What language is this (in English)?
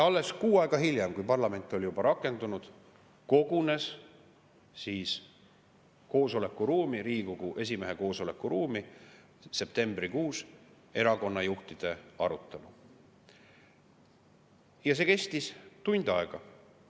Estonian